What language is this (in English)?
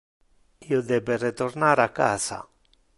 Interlingua